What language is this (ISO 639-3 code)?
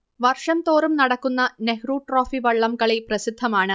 mal